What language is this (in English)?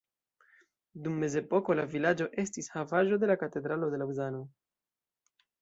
Esperanto